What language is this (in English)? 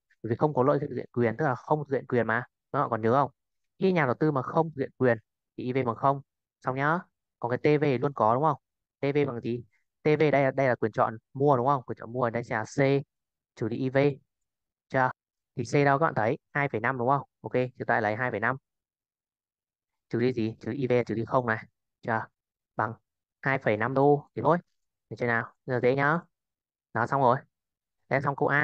Vietnamese